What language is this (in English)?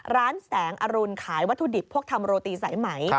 Thai